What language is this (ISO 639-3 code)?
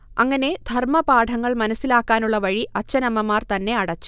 mal